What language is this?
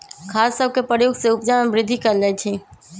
Magahi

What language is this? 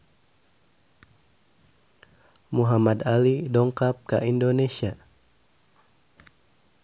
Sundanese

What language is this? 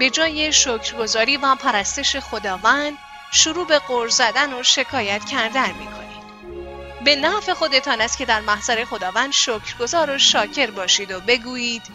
Persian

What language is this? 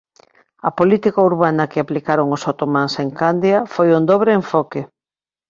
Galician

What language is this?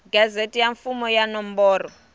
Tsonga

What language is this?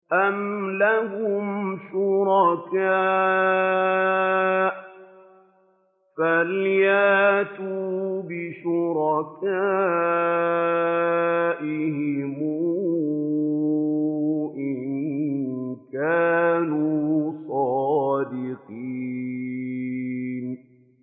Arabic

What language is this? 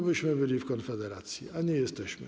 Polish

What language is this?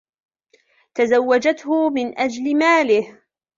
Arabic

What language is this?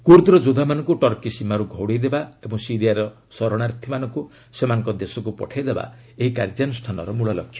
Odia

